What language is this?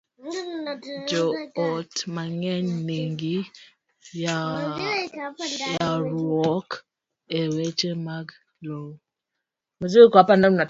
Luo (Kenya and Tanzania)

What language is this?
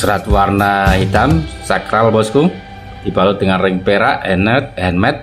Indonesian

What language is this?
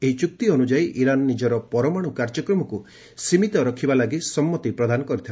Odia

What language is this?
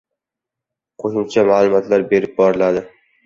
Uzbek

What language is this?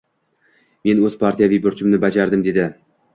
Uzbek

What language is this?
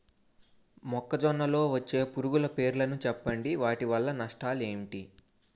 Telugu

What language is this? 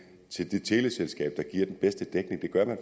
Danish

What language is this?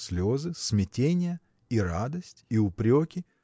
Russian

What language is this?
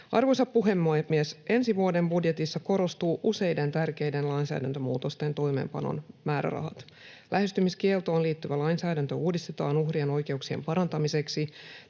Finnish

